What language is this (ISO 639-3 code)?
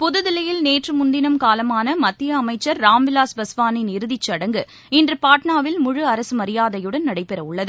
tam